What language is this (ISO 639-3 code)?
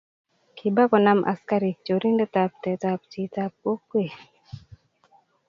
kln